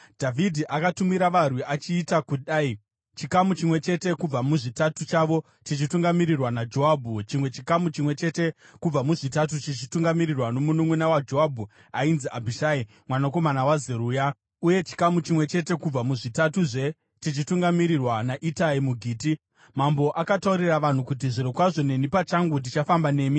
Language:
Shona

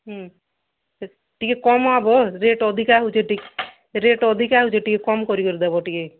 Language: Odia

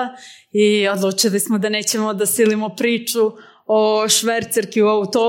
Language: Croatian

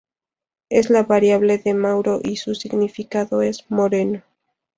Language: Spanish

